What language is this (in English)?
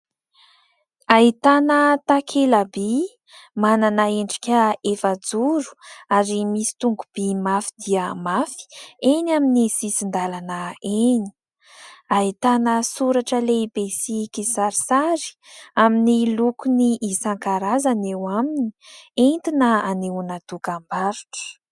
Malagasy